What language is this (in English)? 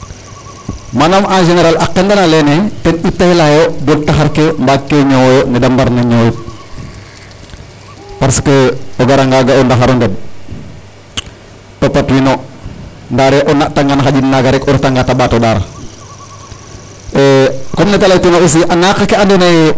Serer